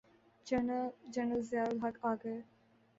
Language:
Urdu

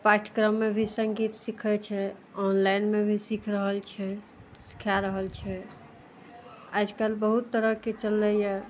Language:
Maithili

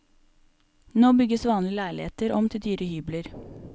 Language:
Norwegian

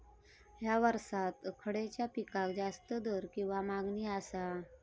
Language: Marathi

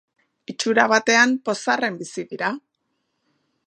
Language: Basque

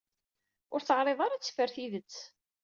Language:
Kabyle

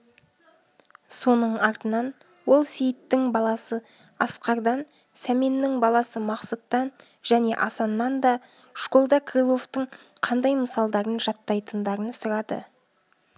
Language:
Kazakh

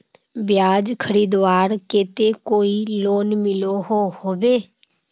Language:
Magahi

